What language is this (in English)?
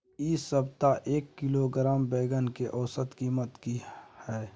Maithili